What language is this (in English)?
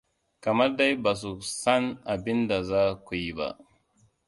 Hausa